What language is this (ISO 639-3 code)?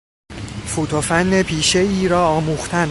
fas